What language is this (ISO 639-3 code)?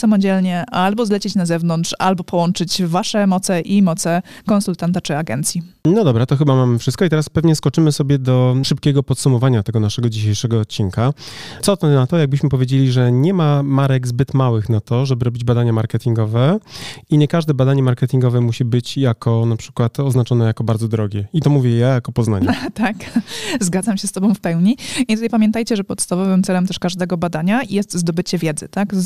pol